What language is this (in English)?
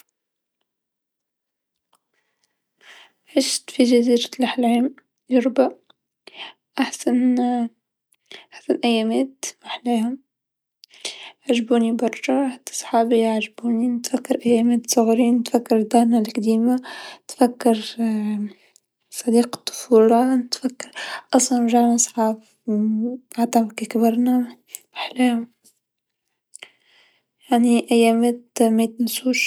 Tunisian Arabic